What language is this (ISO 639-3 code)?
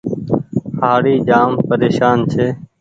gig